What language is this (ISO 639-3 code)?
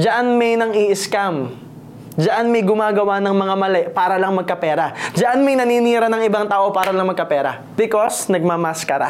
fil